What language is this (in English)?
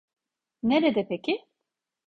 Turkish